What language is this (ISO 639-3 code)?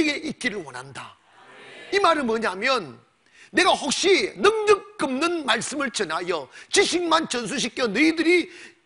kor